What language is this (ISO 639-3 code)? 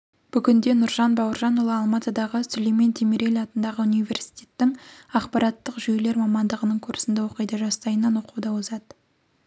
kaz